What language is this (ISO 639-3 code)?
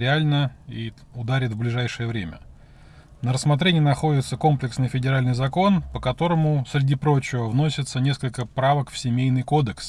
rus